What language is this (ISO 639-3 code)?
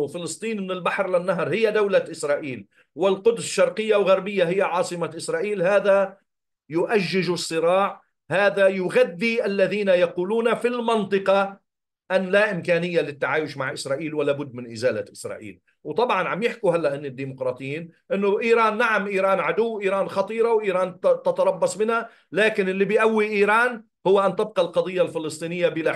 ara